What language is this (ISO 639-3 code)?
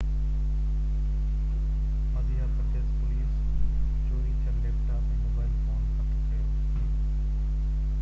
snd